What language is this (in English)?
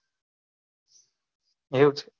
Gujarati